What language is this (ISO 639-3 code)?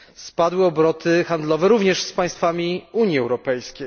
pol